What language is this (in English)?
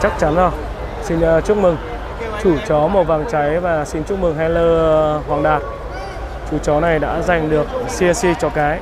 Vietnamese